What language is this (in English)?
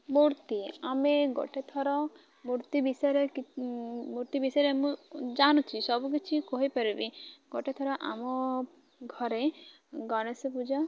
Odia